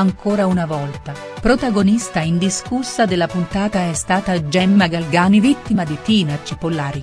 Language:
Italian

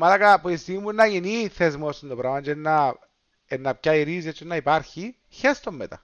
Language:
Greek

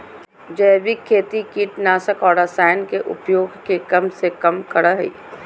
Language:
Magahi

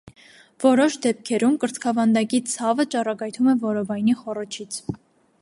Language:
Armenian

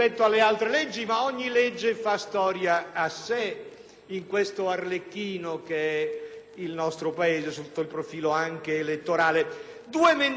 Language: Italian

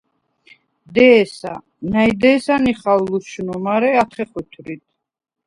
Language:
Svan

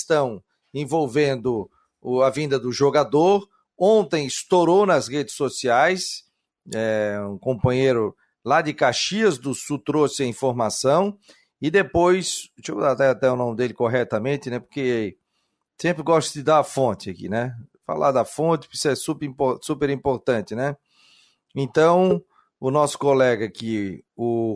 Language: Portuguese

